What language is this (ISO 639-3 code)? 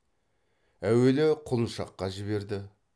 kaz